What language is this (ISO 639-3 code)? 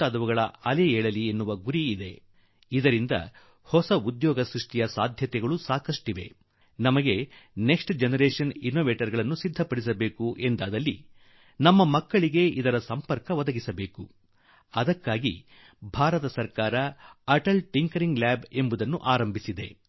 kan